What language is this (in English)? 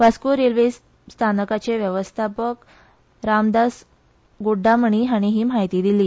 Konkani